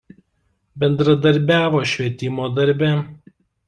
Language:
Lithuanian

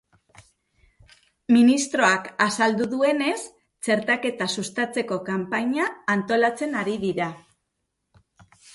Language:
Basque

